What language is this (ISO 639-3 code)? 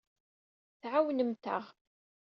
kab